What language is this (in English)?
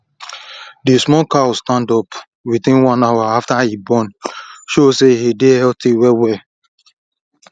Nigerian Pidgin